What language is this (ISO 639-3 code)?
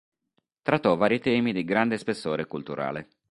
ita